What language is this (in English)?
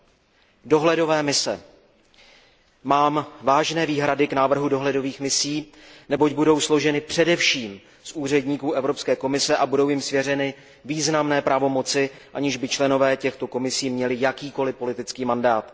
Czech